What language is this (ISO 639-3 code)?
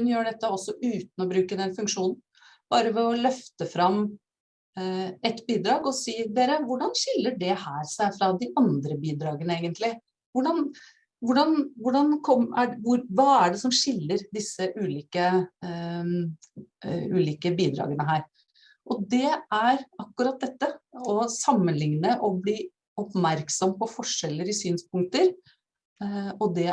nor